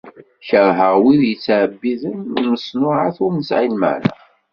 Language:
Kabyle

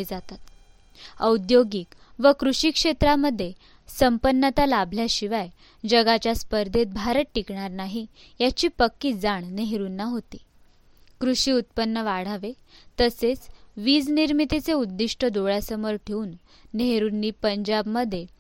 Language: Marathi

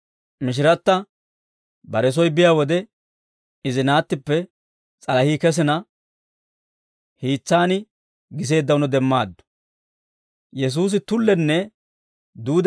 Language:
Dawro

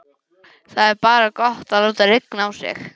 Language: Icelandic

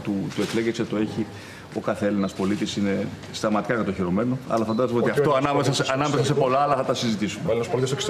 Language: Greek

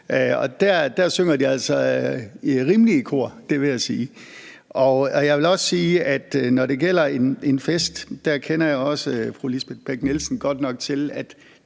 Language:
Danish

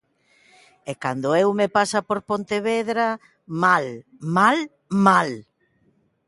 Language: Galician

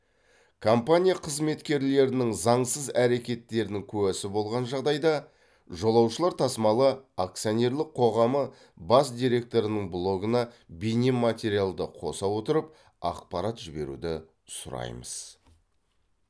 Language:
Kazakh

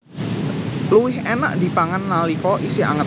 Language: Javanese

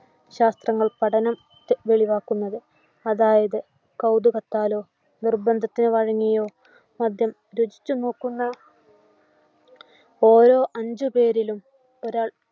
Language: Malayalam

